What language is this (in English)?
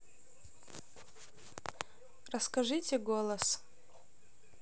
Russian